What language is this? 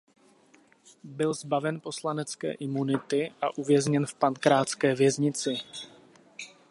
Czech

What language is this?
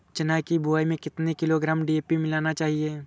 Hindi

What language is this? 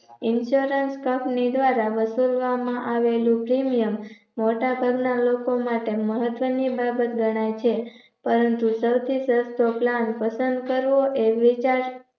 Gujarati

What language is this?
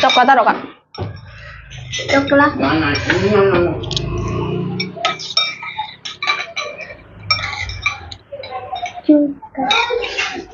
Indonesian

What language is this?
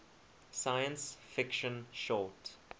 English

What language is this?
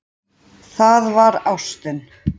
Icelandic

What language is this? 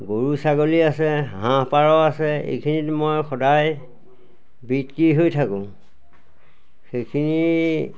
Assamese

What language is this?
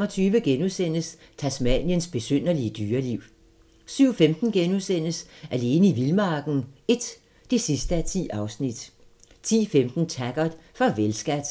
Danish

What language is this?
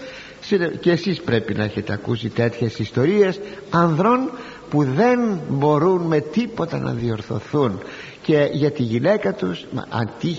Greek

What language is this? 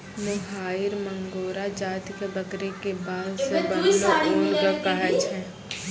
Maithili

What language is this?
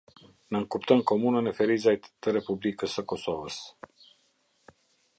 Albanian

